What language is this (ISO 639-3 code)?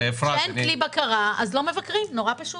heb